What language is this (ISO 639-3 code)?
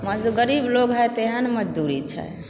mai